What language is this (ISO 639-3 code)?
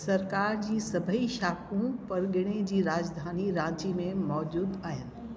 snd